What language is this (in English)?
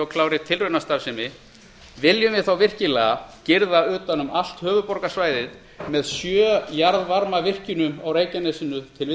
Icelandic